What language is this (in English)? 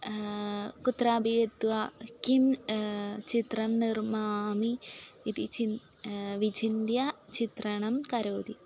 Sanskrit